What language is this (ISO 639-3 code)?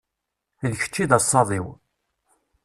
kab